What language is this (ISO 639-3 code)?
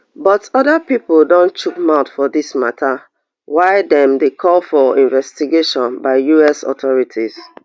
pcm